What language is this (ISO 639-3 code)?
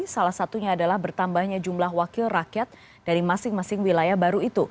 ind